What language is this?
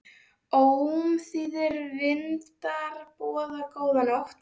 Icelandic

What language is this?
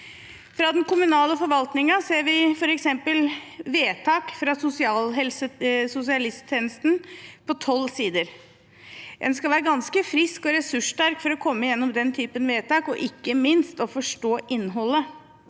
Norwegian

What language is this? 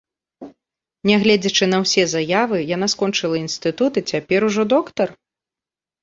Belarusian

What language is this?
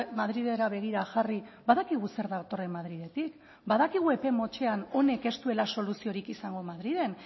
Basque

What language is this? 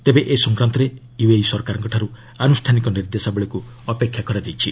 Odia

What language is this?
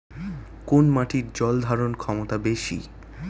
Bangla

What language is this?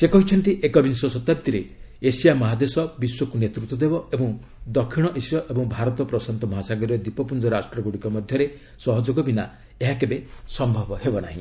Odia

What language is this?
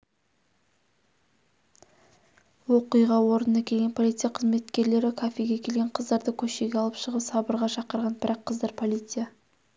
Kazakh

